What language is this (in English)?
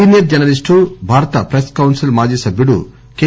Telugu